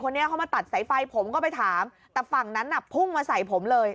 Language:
Thai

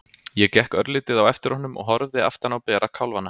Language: Icelandic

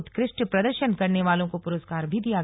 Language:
Hindi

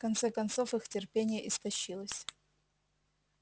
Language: Russian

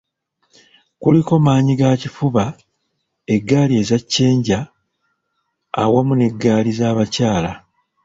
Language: Ganda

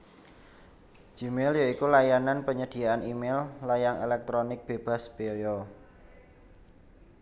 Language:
Javanese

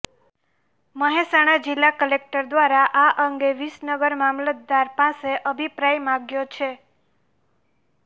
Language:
Gujarati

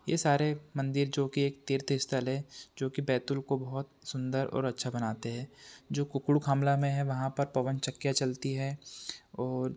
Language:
Hindi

